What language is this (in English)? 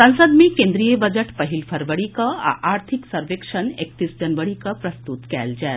Maithili